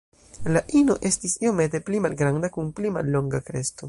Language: Esperanto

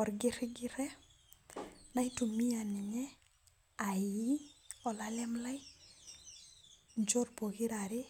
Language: Masai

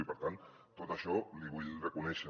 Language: Catalan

